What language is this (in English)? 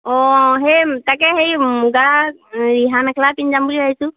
Assamese